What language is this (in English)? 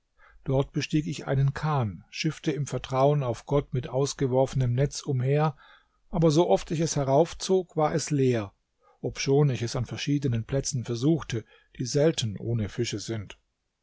German